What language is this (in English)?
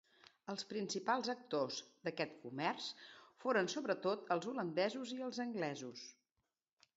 Catalan